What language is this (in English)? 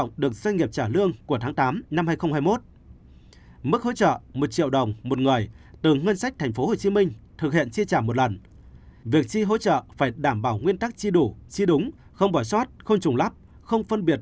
Vietnamese